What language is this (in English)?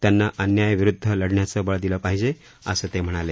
Marathi